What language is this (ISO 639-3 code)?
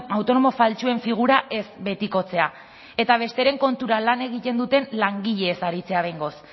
eus